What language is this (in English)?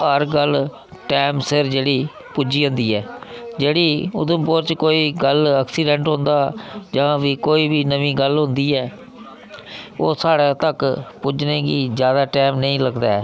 Dogri